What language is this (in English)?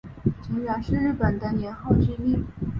Chinese